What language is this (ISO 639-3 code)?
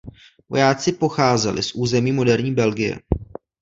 ces